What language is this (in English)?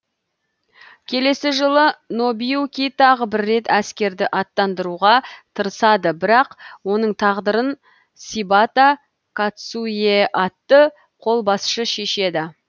Kazakh